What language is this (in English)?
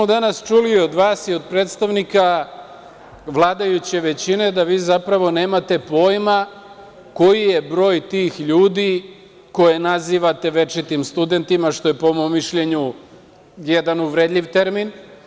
Serbian